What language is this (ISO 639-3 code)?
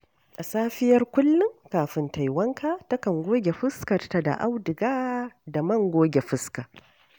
hau